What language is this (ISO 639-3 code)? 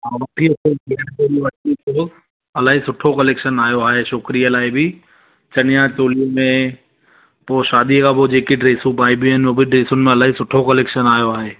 snd